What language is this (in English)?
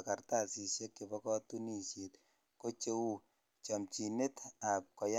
Kalenjin